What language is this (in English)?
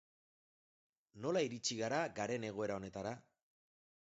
Basque